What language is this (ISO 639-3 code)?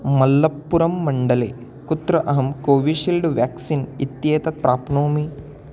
san